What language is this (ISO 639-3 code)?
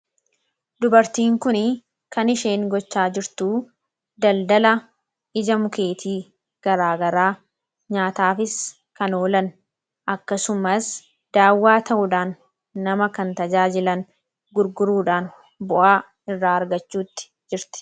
orm